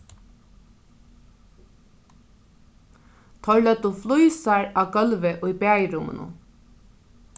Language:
Faroese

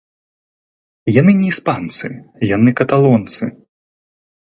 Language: Belarusian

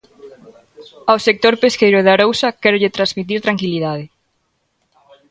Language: Galician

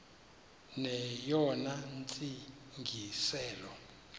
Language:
Xhosa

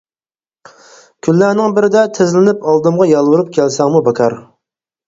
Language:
Uyghur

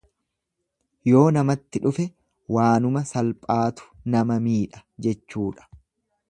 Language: Oromo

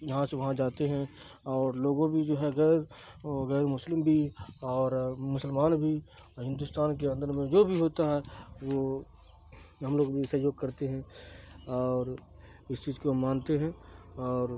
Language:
Urdu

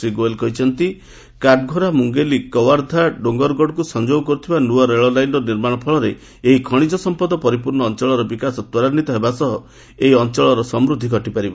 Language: Odia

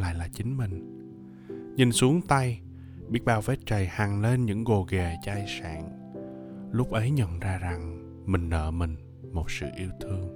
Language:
Vietnamese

